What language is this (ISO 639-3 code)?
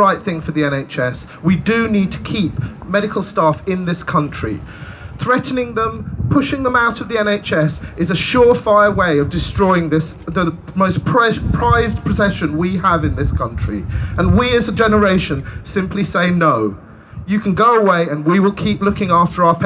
eng